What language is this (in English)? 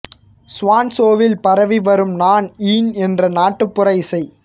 Tamil